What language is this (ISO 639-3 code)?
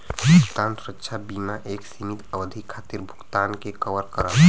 bho